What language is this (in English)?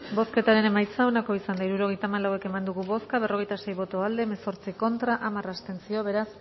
Basque